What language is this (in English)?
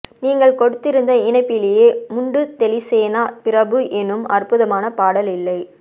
Tamil